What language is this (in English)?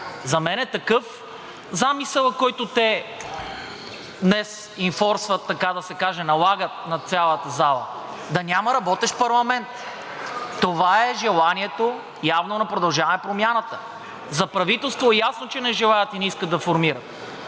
Bulgarian